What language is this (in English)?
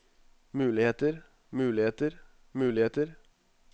Norwegian